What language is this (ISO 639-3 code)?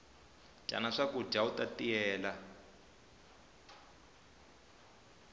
tso